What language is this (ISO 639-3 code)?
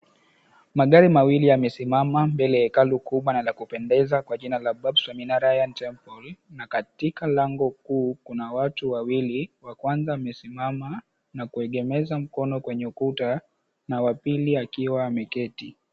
swa